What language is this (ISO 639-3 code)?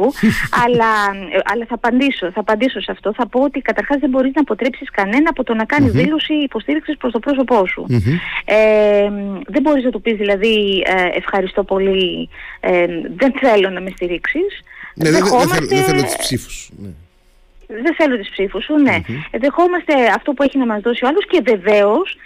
ell